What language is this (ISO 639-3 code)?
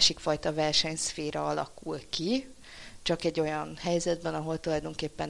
hun